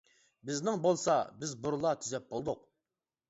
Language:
Uyghur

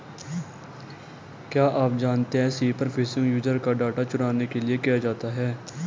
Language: Hindi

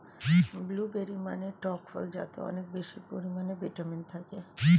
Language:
Bangla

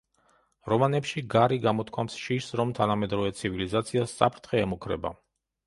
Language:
Georgian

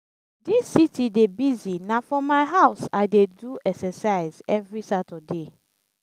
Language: Nigerian Pidgin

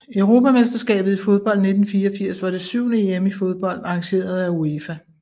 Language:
Danish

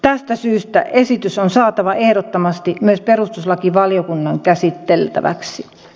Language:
Finnish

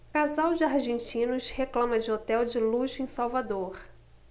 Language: Portuguese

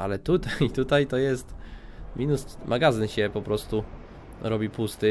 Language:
Polish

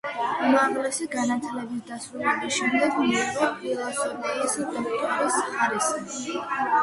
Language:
Georgian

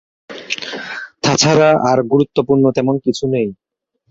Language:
Bangla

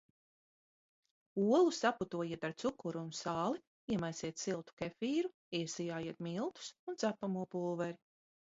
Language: Latvian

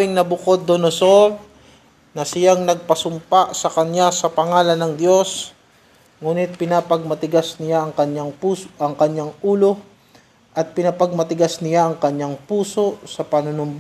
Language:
Filipino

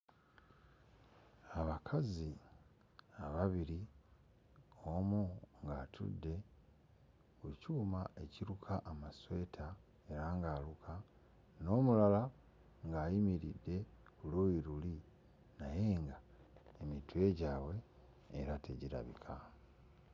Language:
Ganda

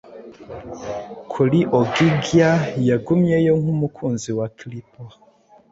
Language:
Kinyarwanda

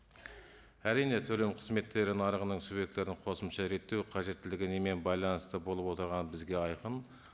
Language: Kazakh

